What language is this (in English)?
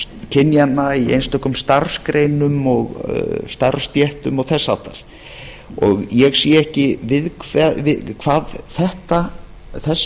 Icelandic